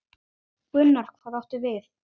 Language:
Icelandic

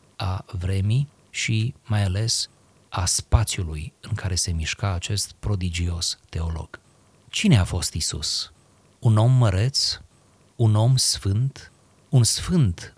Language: Romanian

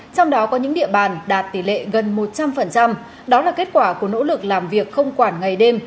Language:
Vietnamese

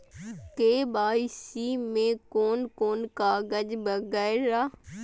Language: Maithili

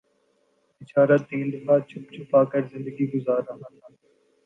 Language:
Urdu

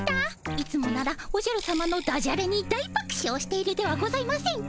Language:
Japanese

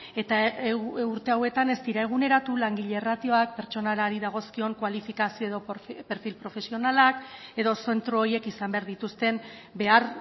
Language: Basque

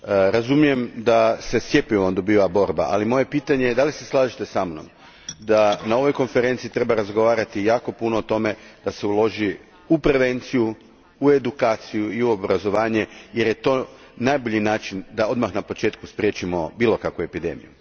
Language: Croatian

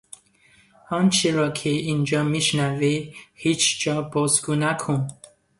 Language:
Persian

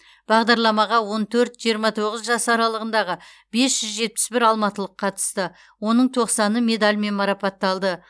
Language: Kazakh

